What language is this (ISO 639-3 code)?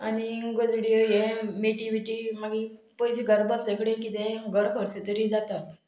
kok